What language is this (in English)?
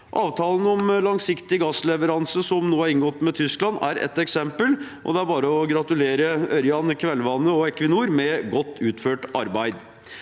Norwegian